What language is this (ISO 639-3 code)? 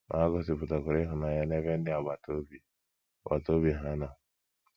ibo